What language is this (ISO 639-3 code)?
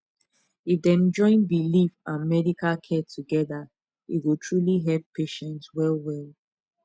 pcm